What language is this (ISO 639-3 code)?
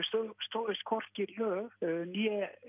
isl